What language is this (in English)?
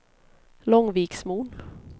Swedish